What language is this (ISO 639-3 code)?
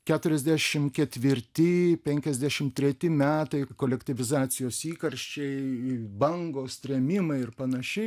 lit